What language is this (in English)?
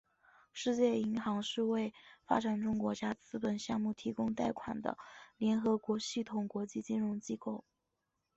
Chinese